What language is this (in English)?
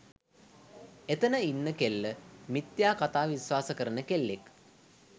Sinhala